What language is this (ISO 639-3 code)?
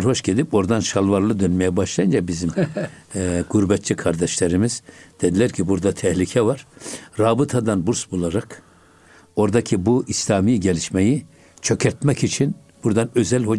tur